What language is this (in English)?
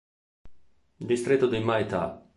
Italian